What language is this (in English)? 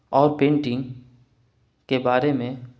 Urdu